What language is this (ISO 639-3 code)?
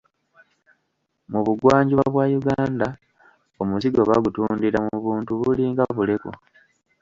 lug